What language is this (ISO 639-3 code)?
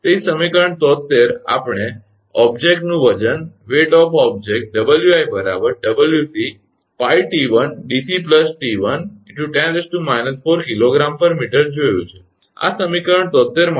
guj